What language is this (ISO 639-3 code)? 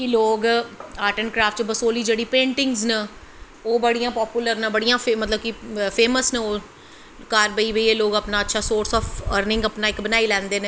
doi